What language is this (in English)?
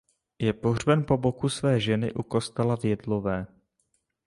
Czech